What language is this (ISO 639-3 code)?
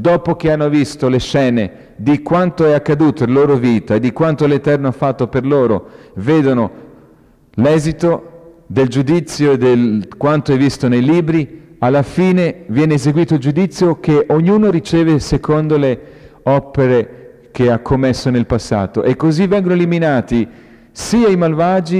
ita